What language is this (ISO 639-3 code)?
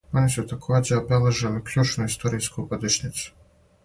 srp